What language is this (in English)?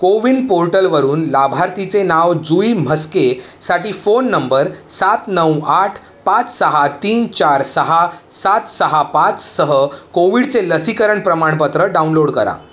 Marathi